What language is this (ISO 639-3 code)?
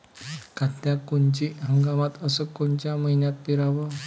mar